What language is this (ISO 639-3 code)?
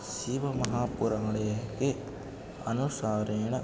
san